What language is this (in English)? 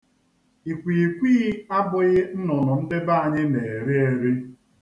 Igbo